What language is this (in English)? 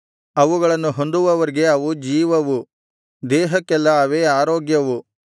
Kannada